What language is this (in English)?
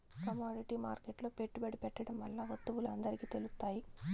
Telugu